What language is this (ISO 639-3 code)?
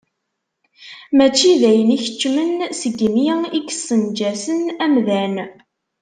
kab